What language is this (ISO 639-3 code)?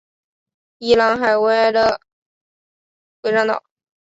zho